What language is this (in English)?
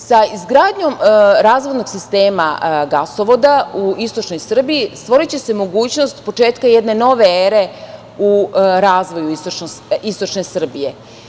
Serbian